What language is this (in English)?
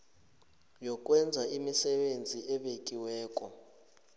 South Ndebele